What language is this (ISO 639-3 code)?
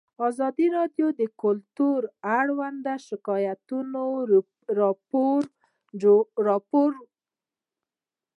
pus